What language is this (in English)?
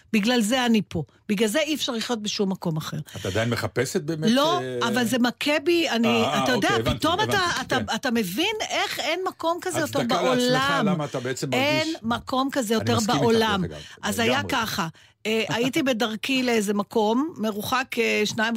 Hebrew